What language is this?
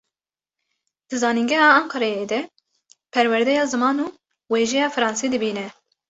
Kurdish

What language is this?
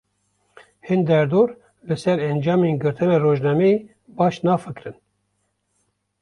Kurdish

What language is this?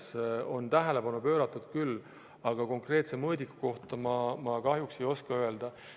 Estonian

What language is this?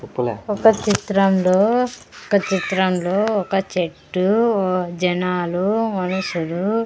Telugu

